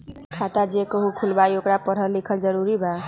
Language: Magahi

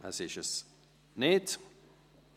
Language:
Swiss German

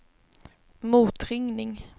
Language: Swedish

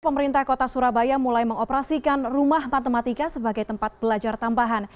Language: Indonesian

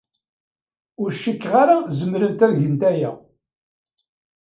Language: Kabyle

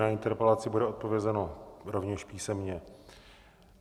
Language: Czech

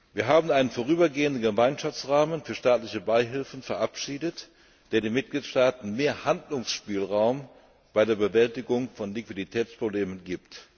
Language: German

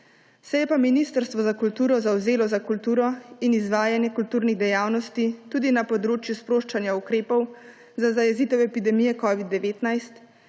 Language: Slovenian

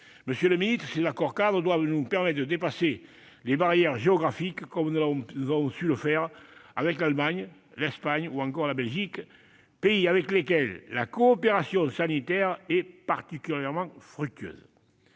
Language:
French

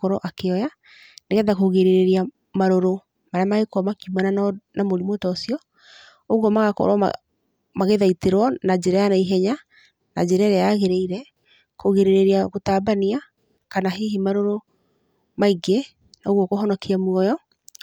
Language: Kikuyu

